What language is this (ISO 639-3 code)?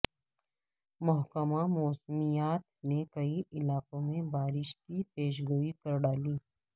urd